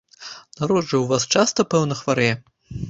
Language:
Belarusian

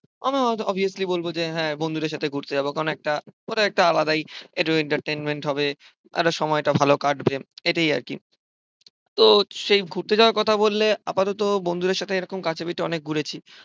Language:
Bangla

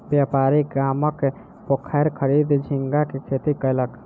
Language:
Maithili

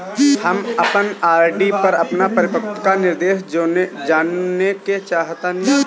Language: Bhojpuri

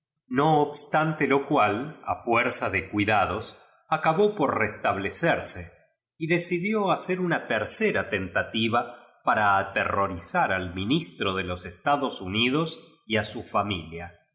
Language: Spanish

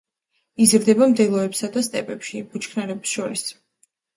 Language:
Georgian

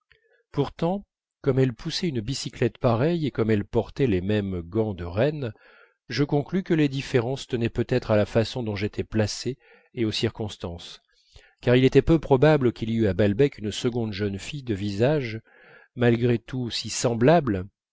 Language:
French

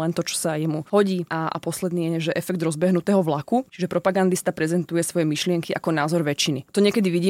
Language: Slovak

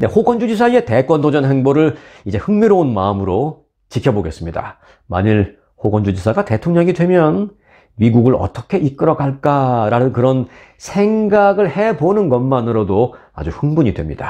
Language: Korean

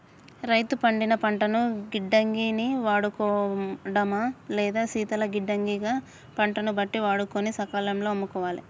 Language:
Telugu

